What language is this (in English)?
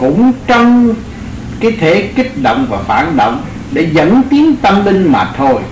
Vietnamese